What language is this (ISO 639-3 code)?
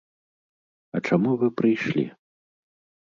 bel